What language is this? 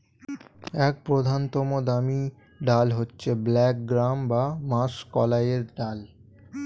Bangla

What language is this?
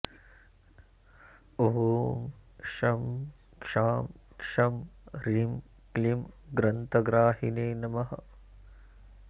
Sanskrit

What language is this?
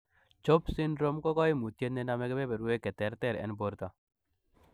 Kalenjin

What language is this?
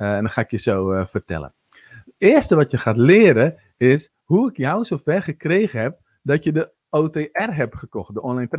Dutch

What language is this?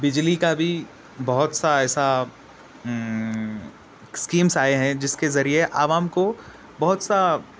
Urdu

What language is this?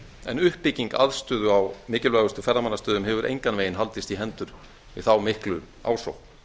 Icelandic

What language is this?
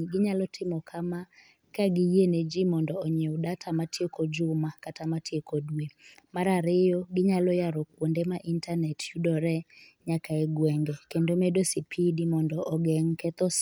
Luo (Kenya and Tanzania)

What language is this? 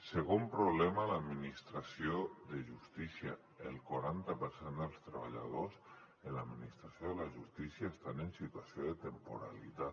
Catalan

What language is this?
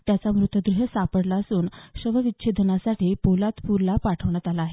Marathi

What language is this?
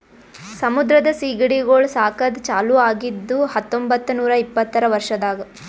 Kannada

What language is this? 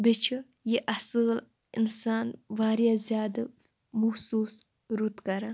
Kashmiri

